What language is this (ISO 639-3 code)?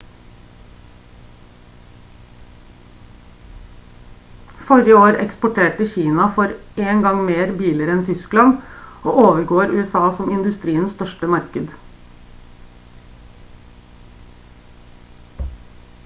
nob